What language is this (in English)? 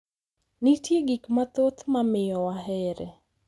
Luo (Kenya and Tanzania)